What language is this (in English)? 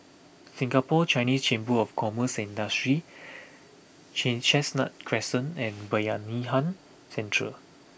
English